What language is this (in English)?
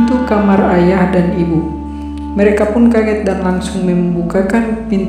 Indonesian